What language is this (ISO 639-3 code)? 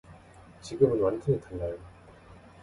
kor